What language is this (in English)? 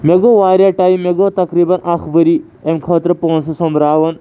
Kashmiri